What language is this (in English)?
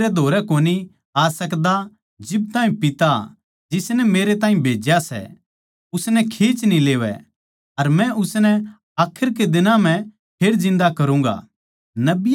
Haryanvi